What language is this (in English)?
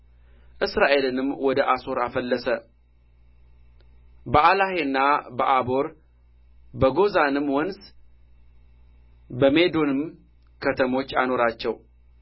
Amharic